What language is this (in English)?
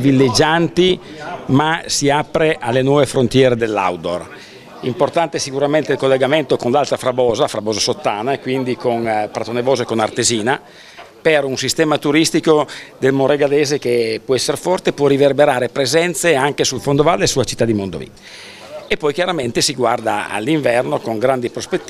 Italian